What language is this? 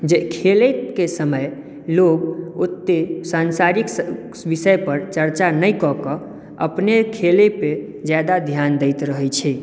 Maithili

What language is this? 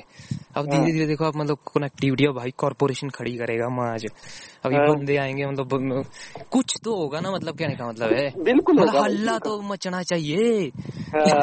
Hindi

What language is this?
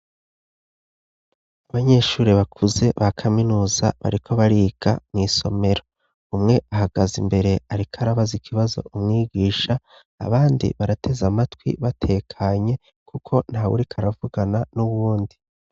Rundi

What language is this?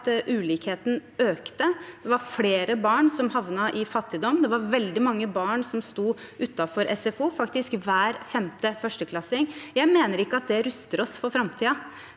Norwegian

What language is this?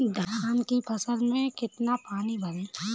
Hindi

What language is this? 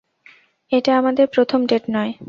Bangla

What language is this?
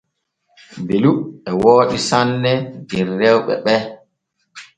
Borgu Fulfulde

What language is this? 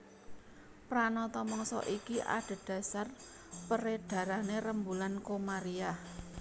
Javanese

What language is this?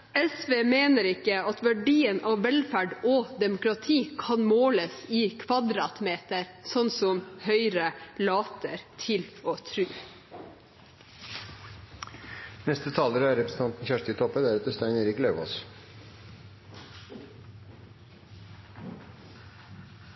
Norwegian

